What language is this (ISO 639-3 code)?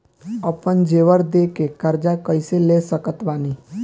bho